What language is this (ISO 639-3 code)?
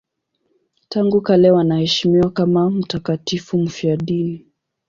swa